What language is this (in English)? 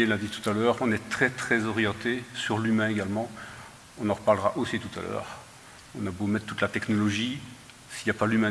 French